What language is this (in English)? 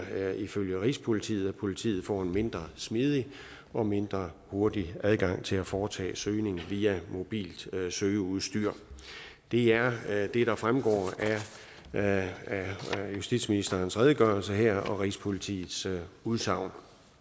Danish